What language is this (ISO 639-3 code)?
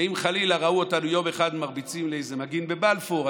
heb